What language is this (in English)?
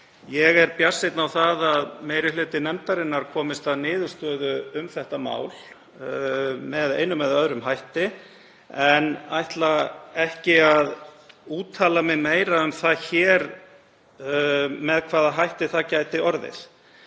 Icelandic